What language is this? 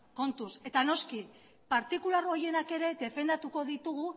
Basque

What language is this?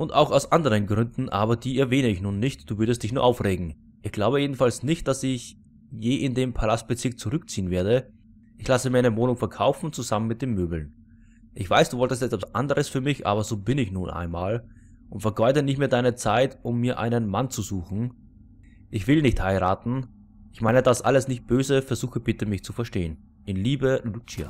German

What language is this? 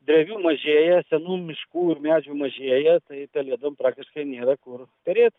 Lithuanian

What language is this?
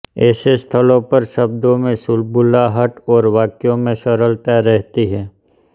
Hindi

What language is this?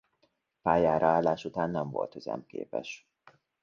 Hungarian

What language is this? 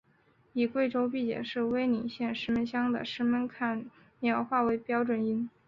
Chinese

